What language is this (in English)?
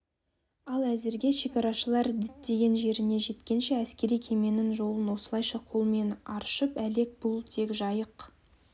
Kazakh